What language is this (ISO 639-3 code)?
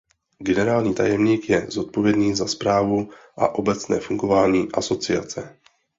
ces